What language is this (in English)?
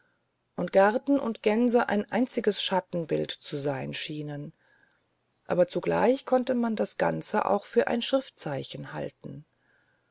German